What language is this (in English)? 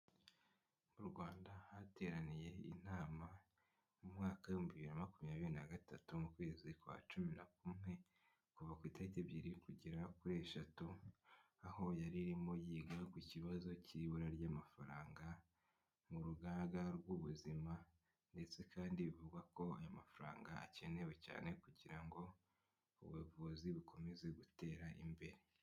Kinyarwanda